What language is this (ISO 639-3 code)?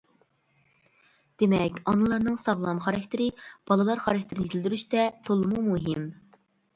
uig